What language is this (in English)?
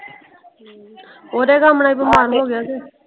Punjabi